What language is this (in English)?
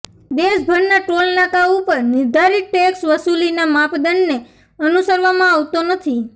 Gujarati